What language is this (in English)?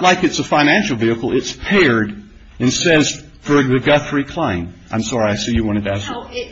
English